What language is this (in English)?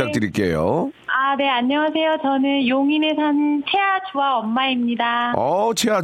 Korean